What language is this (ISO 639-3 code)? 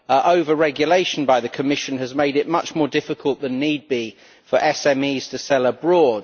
eng